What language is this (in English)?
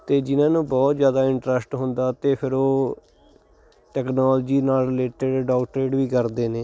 Punjabi